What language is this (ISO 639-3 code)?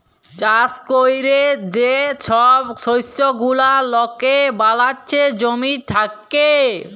ben